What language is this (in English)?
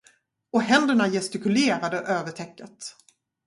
Swedish